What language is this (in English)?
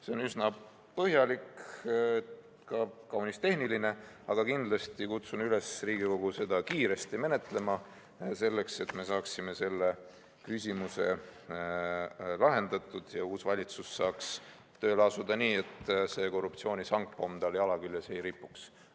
Estonian